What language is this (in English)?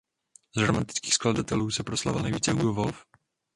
Czech